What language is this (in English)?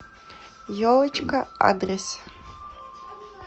Russian